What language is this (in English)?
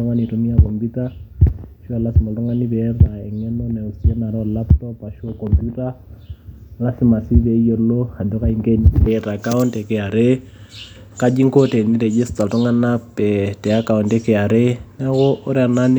Masai